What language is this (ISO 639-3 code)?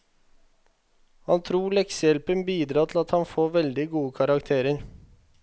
nor